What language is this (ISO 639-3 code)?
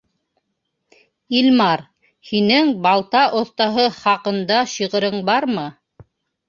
bak